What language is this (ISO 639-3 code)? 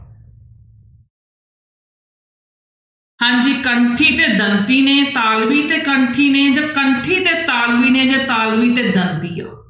pan